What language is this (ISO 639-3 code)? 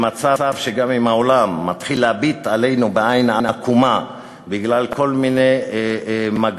heb